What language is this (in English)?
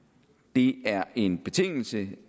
Danish